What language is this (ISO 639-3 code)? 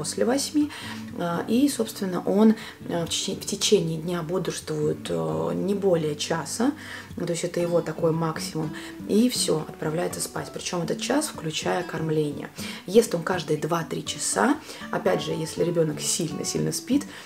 rus